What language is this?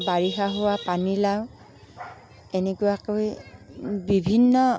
Assamese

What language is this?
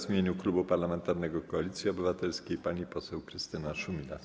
Polish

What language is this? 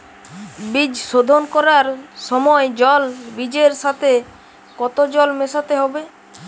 Bangla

